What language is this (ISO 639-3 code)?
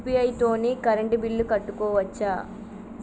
tel